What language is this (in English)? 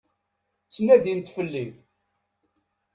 Kabyle